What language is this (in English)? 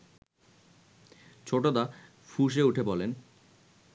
Bangla